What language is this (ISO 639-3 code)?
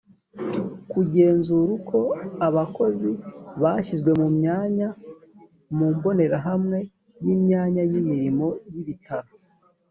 kin